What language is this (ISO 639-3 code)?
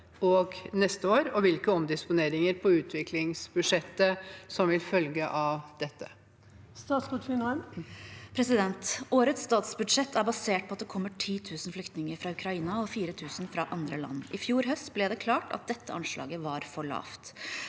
nor